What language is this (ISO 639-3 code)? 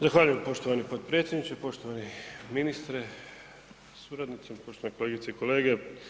hrv